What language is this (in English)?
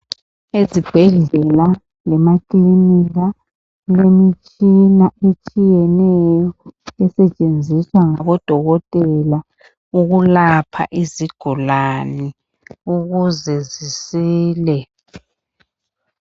North Ndebele